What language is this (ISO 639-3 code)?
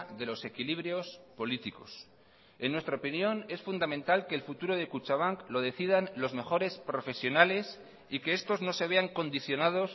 spa